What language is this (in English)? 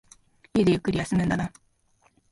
Japanese